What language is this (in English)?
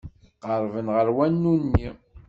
Kabyle